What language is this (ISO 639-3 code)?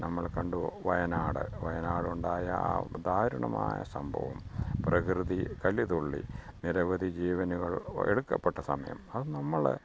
mal